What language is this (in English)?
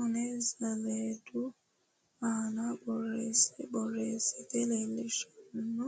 Sidamo